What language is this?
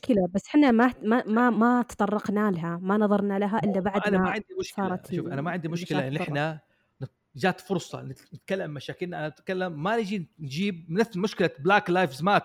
Arabic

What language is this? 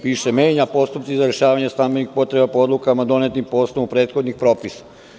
Serbian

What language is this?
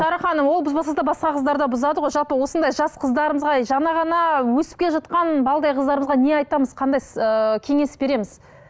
Kazakh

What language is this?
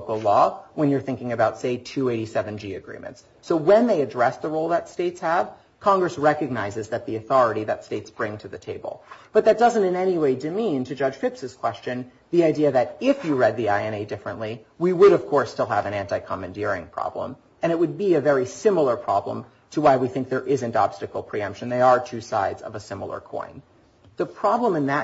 English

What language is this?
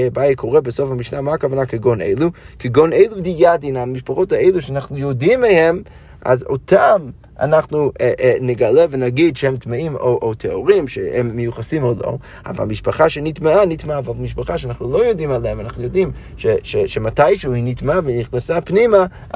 Hebrew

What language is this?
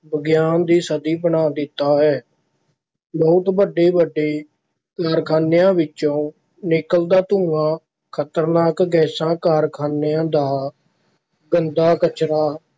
Punjabi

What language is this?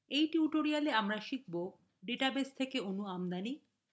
Bangla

